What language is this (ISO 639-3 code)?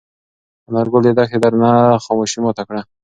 pus